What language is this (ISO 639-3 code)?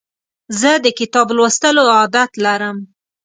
pus